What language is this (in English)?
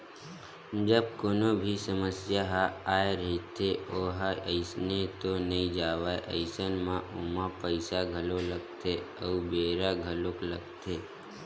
Chhattisgarhi